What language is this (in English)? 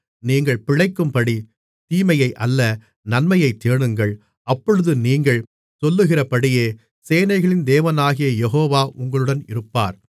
Tamil